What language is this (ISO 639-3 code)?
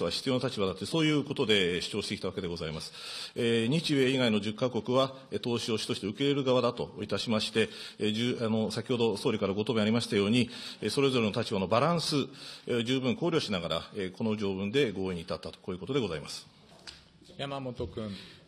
jpn